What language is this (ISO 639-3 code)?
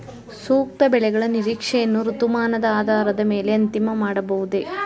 kan